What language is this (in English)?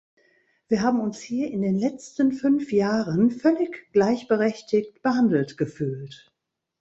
German